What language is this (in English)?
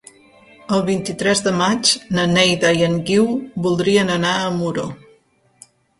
Catalan